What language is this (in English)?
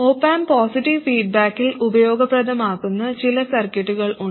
Malayalam